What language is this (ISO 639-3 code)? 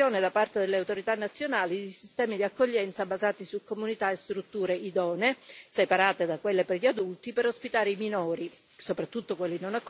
ita